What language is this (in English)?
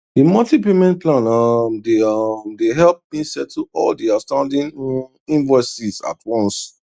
Nigerian Pidgin